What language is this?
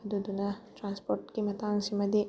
Manipuri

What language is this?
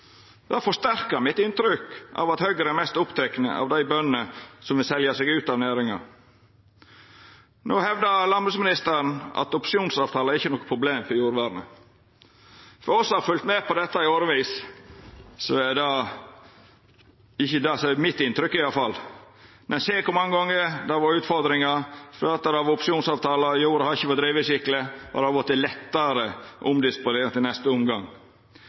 Norwegian Nynorsk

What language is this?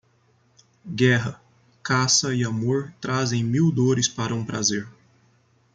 Portuguese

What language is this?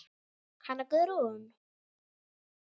Icelandic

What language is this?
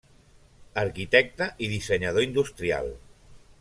Catalan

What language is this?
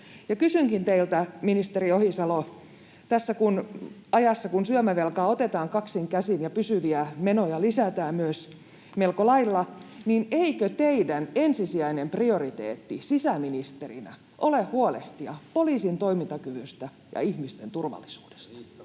Finnish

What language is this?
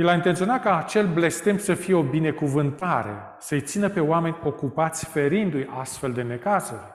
Romanian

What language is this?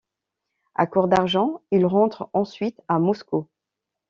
French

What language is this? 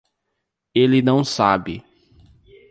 Portuguese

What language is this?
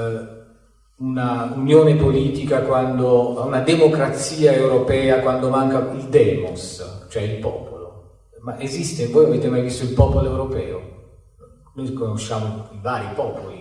Italian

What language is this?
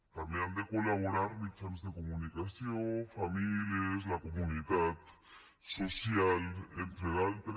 Catalan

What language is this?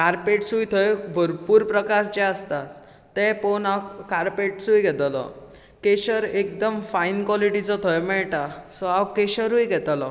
Konkani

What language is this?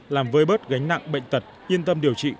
Vietnamese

